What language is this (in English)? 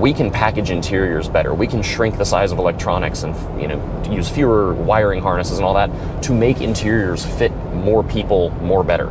English